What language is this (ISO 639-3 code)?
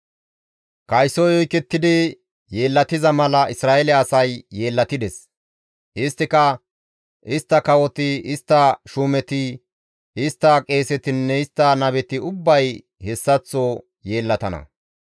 gmv